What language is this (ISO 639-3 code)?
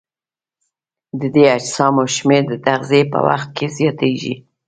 pus